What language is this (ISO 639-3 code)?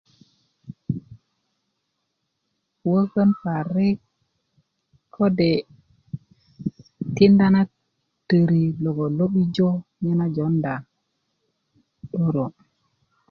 ukv